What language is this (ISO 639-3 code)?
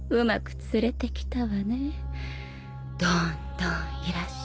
jpn